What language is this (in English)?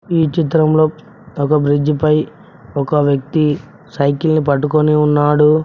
Telugu